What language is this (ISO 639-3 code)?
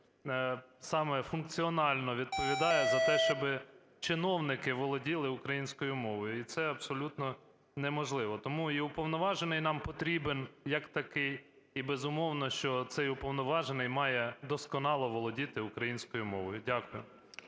ukr